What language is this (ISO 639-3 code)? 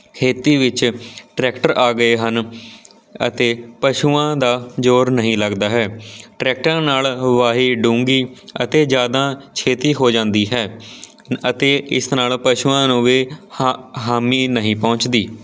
pan